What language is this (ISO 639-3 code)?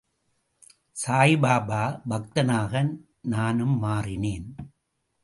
tam